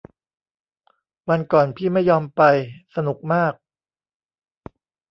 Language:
Thai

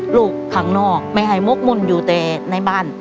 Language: Thai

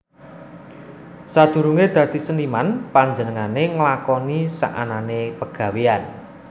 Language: Javanese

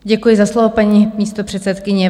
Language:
Czech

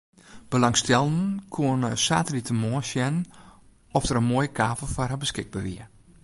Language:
Western Frisian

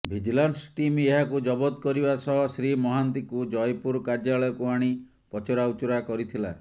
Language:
Odia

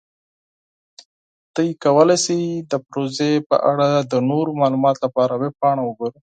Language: Pashto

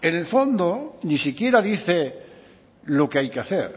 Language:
Spanish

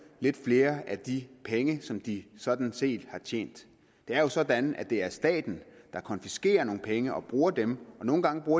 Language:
Danish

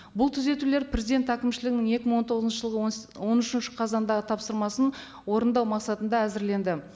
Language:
Kazakh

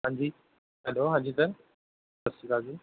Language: Punjabi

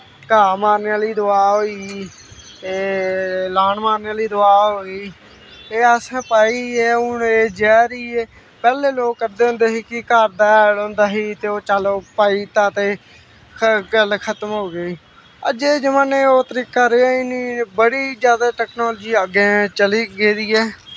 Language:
Dogri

